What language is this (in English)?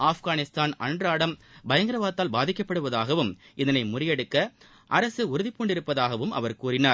Tamil